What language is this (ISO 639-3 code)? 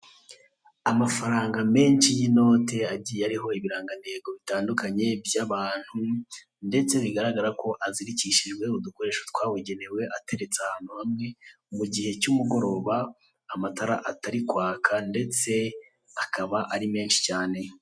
kin